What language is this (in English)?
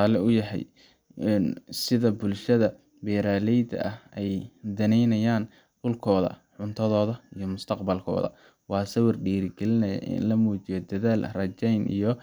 Somali